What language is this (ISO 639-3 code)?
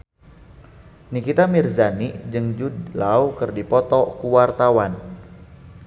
sun